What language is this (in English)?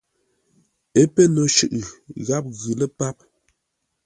Ngombale